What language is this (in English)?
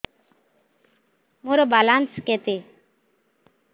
Odia